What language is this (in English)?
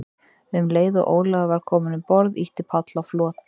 Icelandic